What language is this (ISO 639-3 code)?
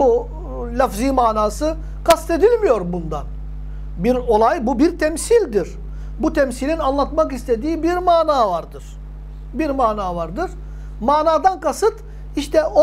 tur